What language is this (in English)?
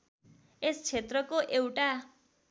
Nepali